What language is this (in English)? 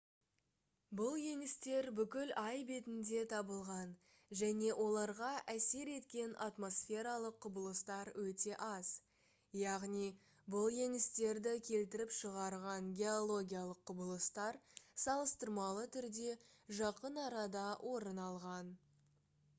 Kazakh